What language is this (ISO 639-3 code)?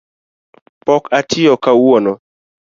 luo